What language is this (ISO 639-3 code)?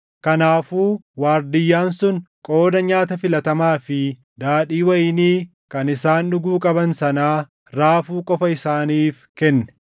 orm